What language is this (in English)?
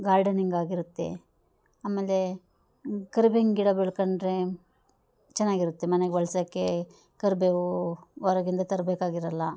Kannada